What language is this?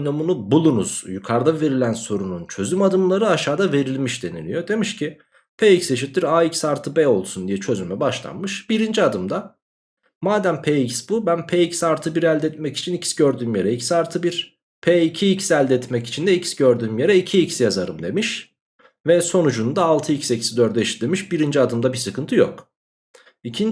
Turkish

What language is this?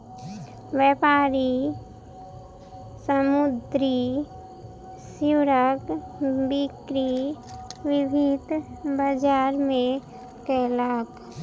Maithili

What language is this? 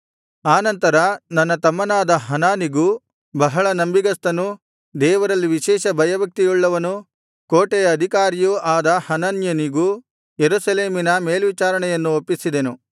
Kannada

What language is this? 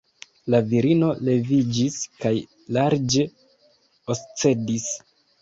Esperanto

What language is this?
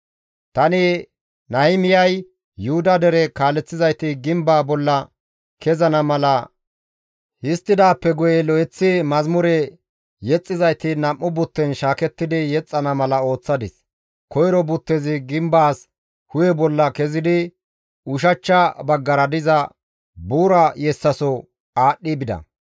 Gamo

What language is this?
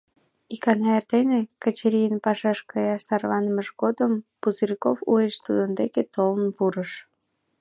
Mari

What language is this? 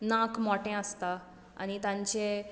Konkani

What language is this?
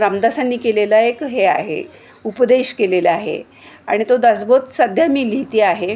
Marathi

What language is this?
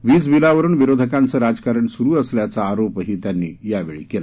Marathi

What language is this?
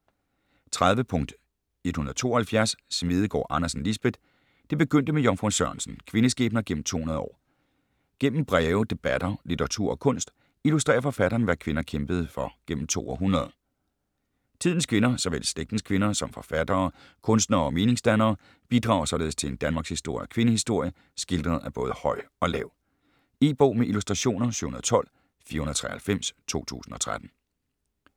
Danish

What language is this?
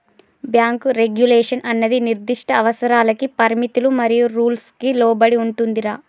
Telugu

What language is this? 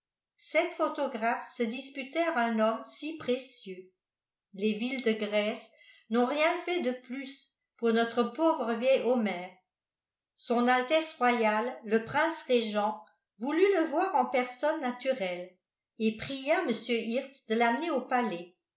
French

